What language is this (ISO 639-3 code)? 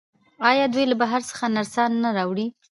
pus